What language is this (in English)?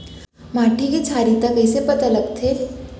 Chhattisgarhi